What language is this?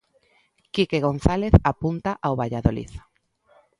Galician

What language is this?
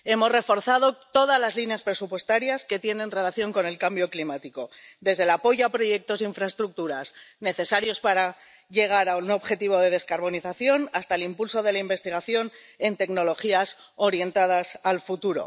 Spanish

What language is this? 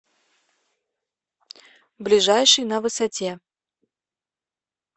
Russian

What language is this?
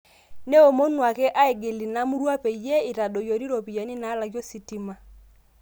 Masai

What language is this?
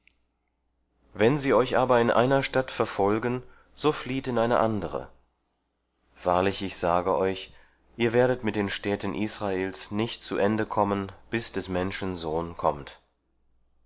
German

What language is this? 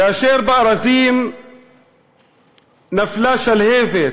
Hebrew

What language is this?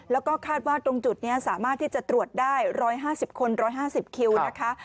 Thai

